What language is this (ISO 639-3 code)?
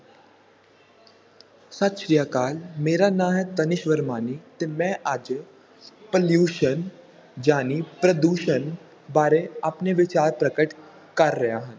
pan